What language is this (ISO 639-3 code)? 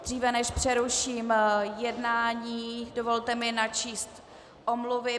ces